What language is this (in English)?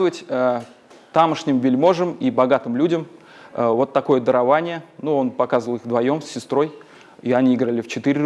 Russian